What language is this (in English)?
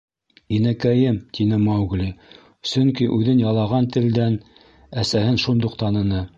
Bashkir